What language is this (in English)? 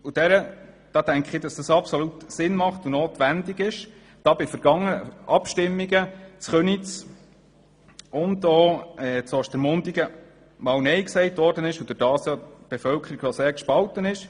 Swiss German